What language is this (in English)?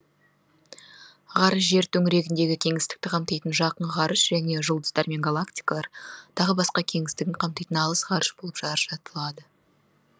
Kazakh